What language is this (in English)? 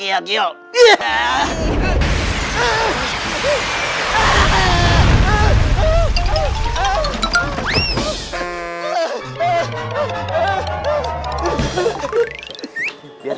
Indonesian